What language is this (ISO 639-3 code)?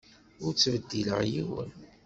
kab